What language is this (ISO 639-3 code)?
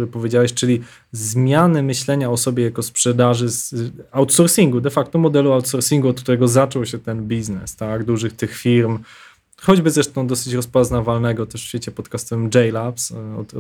pol